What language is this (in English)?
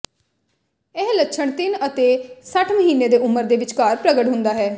Punjabi